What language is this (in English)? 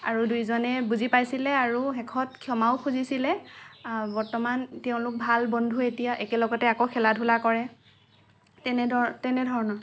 Assamese